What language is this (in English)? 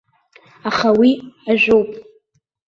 Abkhazian